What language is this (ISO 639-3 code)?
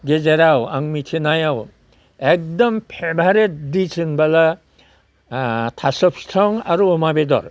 brx